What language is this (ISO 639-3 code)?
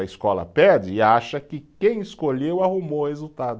por